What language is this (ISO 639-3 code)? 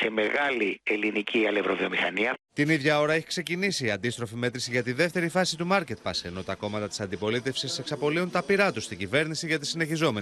ell